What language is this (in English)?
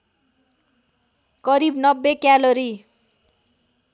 Nepali